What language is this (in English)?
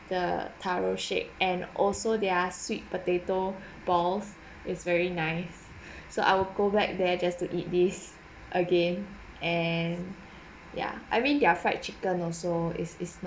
English